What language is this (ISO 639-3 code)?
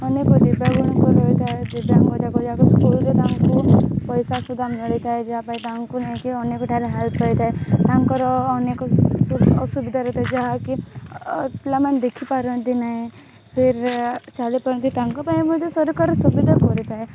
ori